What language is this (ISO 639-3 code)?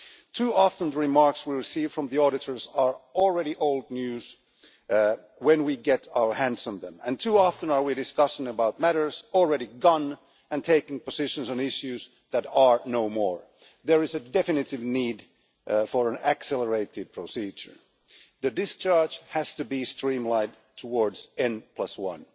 eng